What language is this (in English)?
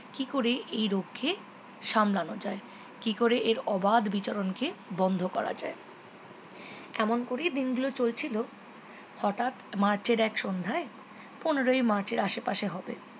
Bangla